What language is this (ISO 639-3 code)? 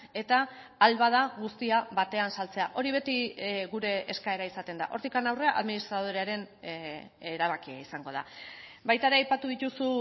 eus